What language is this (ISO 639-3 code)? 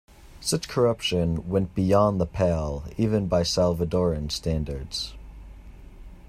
eng